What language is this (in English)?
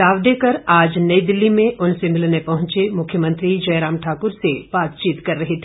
Hindi